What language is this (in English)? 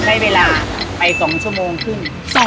Thai